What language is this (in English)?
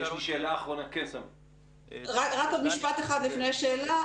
Hebrew